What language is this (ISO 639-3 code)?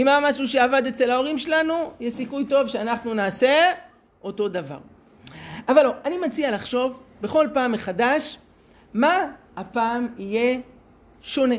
heb